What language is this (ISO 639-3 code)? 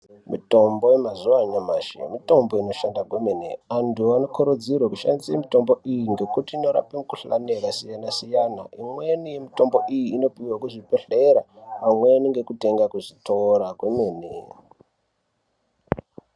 ndc